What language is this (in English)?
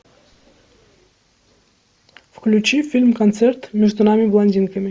Russian